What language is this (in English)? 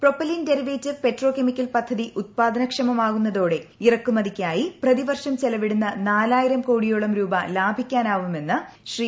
Malayalam